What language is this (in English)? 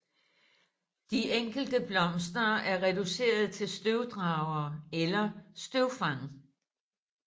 Danish